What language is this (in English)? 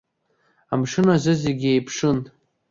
Abkhazian